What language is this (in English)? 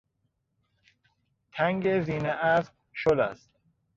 Persian